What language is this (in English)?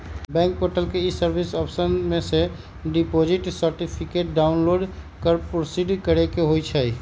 Magahi